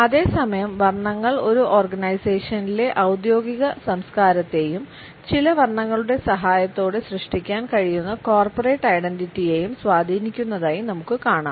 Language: Malayalam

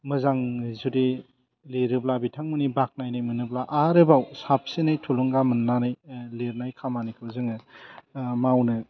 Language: Bodo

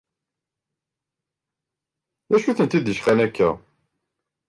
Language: Kabyle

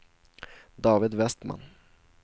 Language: Swedish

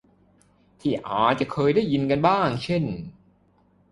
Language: Thai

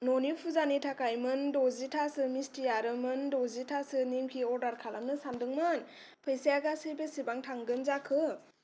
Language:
Bodo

